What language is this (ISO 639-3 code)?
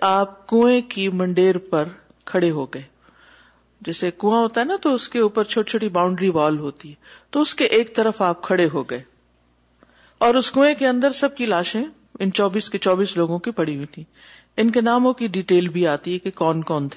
urd